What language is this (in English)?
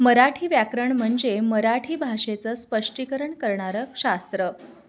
Marathi